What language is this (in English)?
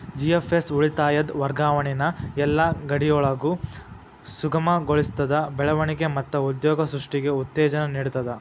Kannada